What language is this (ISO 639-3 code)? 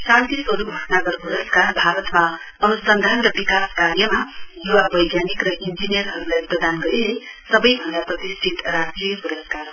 nep